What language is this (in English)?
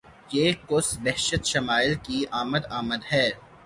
Urdu